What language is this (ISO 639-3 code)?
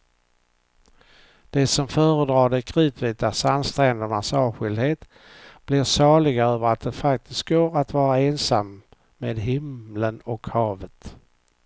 swe